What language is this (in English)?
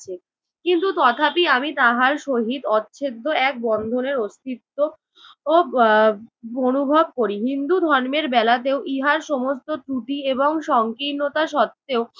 Bangla